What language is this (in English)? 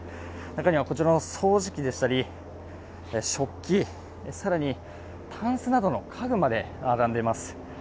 Japanese